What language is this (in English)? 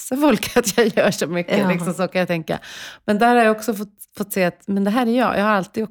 Swedish